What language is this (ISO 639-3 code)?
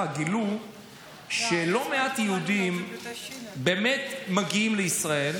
heb